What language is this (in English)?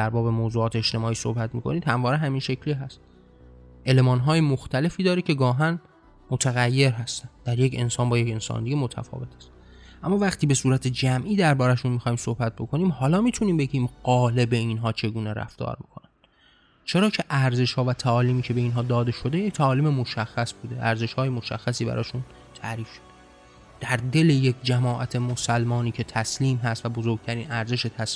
Persian